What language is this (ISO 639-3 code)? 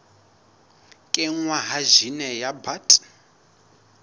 sot